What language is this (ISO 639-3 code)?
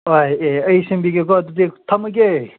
mni